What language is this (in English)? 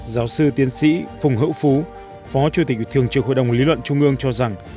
Vietnamese